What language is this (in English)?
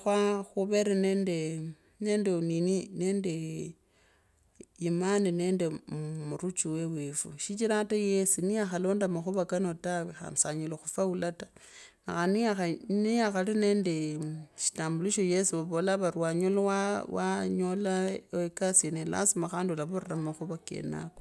Kabras